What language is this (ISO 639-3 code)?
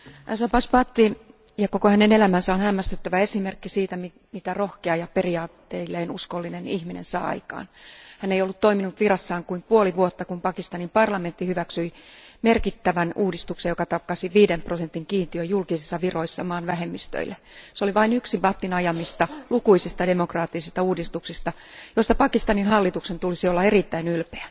fin